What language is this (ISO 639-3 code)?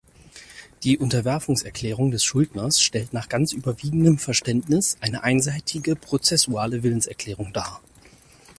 deu